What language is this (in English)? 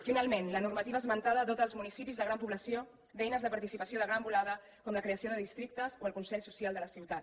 Catalan